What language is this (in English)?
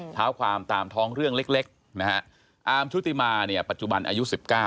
Thai